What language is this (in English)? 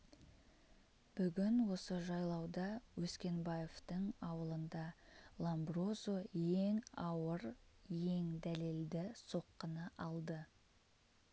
Kazakh